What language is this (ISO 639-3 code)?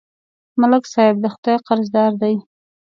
pus